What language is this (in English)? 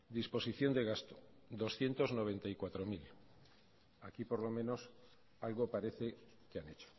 Spanish